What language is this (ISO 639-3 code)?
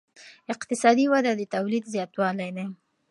pus